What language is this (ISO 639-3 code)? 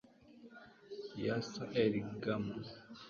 kin